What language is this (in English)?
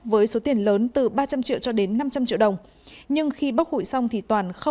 Vietnamese